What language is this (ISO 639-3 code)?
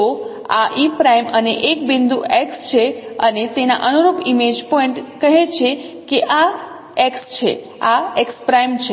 guj